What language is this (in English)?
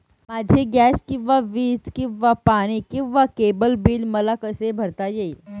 Marathi